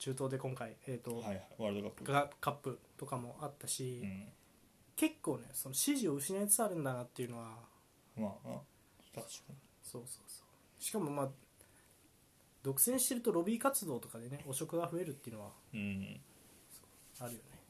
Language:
Japanese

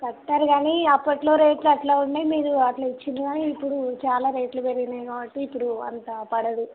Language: Telugu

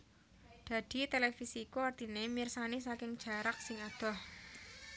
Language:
Javanese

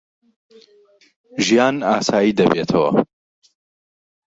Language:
Central Kurdish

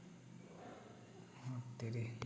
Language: Santali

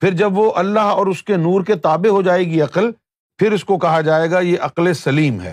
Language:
Urdu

